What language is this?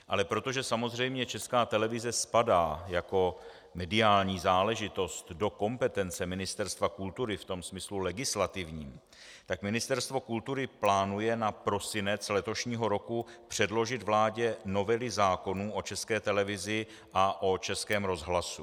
Czech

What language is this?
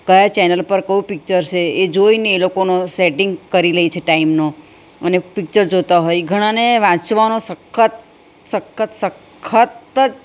Gujarati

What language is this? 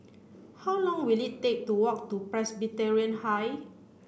English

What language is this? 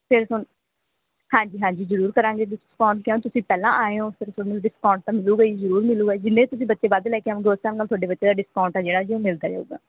Punjabi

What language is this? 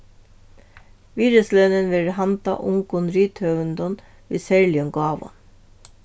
Faroese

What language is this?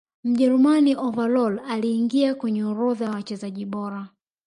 Swahili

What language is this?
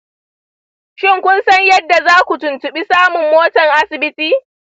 Hausa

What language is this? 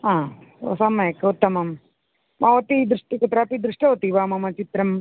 Sanskrit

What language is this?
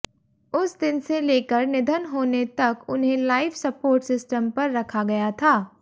Hindi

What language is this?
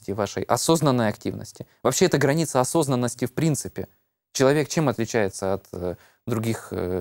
Russian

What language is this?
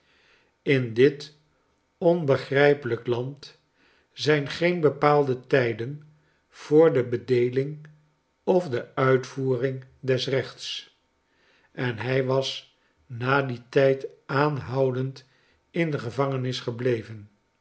Dutch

